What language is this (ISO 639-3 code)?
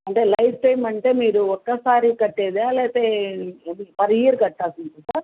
tel